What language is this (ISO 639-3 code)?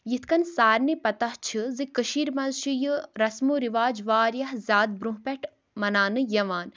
kas